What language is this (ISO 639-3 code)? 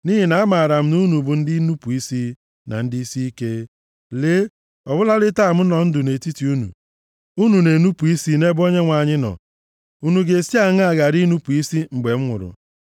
ibo